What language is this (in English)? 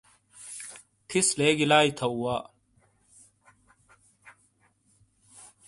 Shina